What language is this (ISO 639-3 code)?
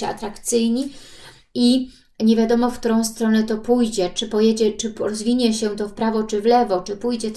pol